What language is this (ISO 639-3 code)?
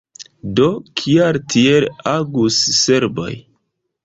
epo